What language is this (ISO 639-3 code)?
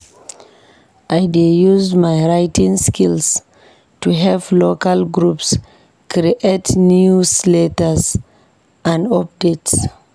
pcm